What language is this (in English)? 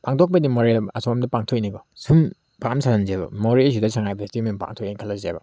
Manipuri